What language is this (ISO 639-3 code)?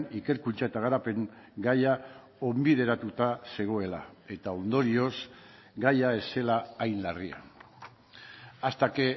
eus